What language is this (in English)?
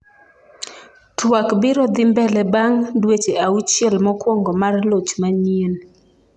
Luo (Kenya and Tanzania)